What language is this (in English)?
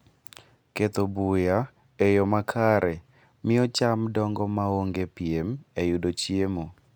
Luo (Kenya and Tanzania)